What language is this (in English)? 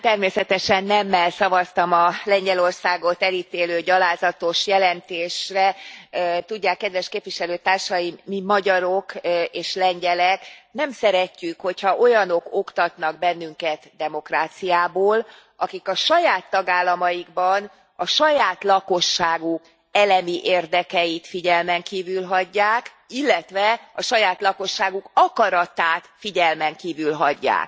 Hungarian